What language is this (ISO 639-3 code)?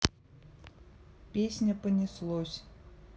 rus